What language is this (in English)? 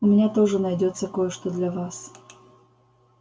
Russian